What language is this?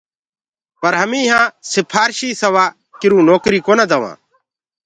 Gurgula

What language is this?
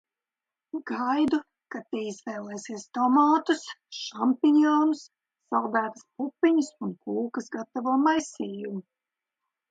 Latvian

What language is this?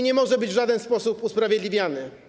Polish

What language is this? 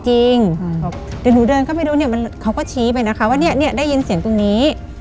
Thai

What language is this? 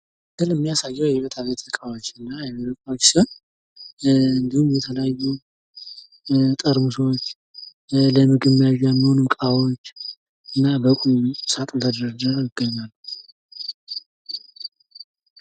Amharic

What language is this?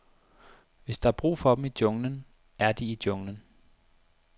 Danish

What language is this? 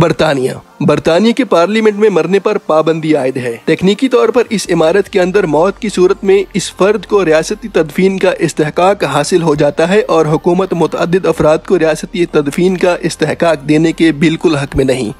Hindi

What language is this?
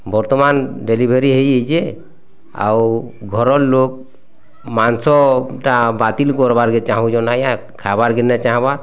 Odia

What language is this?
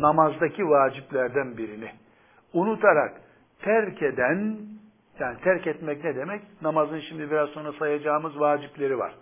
Turkish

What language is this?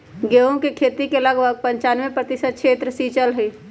Magahi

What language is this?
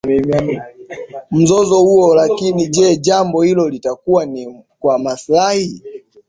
Swahili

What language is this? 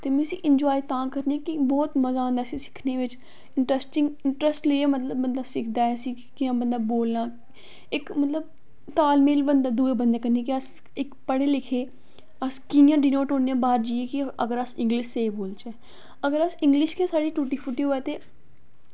Dogri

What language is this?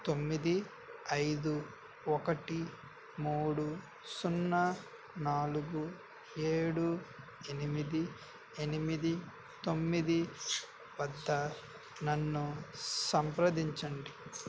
Telugu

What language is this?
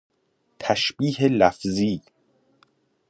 Persian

